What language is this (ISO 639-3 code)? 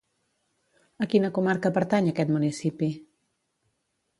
cat